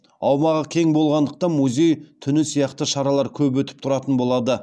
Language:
Kazakh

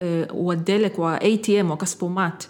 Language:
Hebrew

